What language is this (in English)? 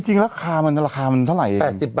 Thai